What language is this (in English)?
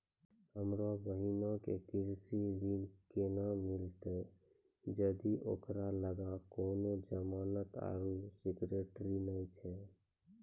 Maithili